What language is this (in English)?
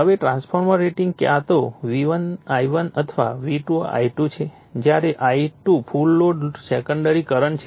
Gujarati